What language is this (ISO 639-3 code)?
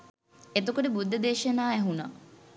sin